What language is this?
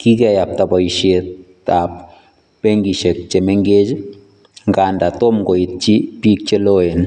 Kalenjin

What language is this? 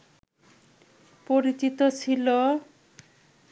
Bangla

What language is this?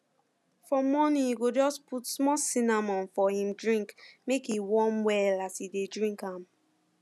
Nigerian Pidgin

